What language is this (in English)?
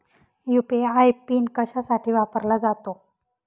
Marathi